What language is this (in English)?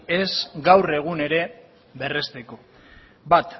Basque